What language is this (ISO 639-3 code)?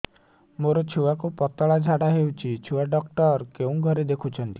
ori